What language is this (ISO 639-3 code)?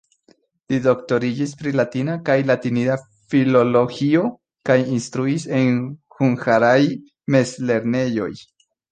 epo